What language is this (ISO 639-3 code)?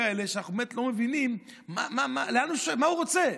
heb